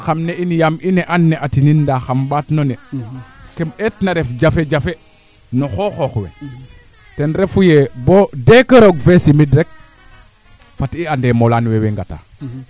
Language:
Serer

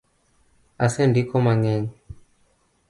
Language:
Luo (Kenya and Tanzania)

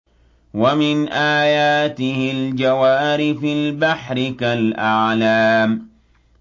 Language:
Arabic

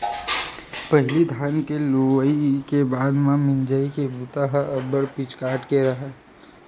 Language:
Chhattisgarhi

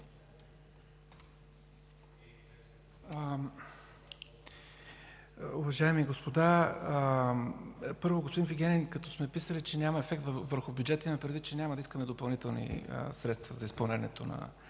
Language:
Bulgarian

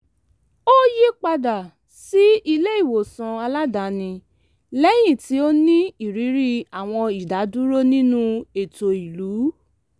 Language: Yoruba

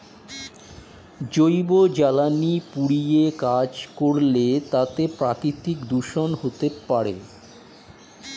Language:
Bangla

